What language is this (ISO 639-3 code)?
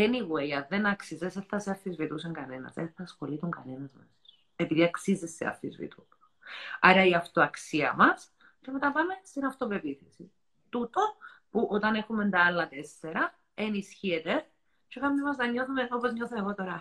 ell